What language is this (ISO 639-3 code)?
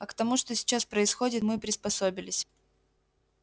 rus